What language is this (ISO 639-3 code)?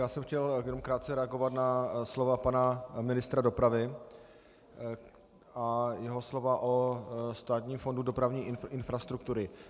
ces